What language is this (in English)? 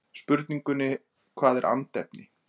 Icelandic